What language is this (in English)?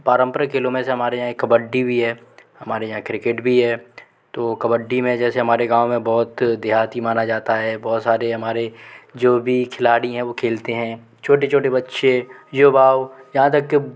Hindi